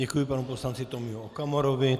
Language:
Czech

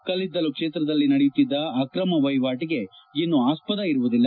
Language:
Kannada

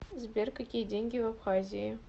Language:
Russian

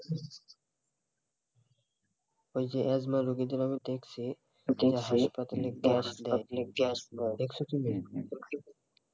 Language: Bangla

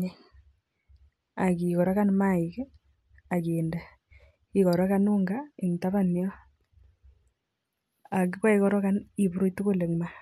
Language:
Kalenjin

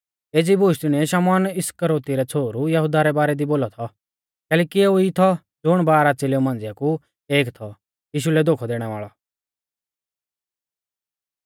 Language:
Mahasu Pahari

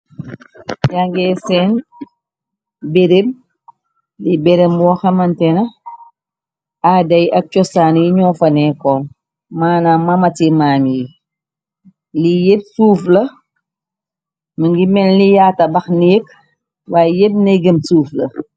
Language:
Wolof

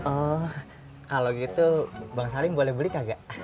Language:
Indonesian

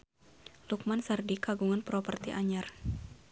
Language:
Sundanese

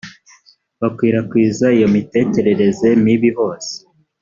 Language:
Kinyarwanda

